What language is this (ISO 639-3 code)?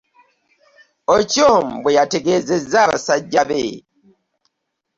lug